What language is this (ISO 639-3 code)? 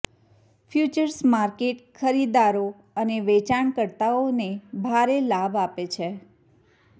guj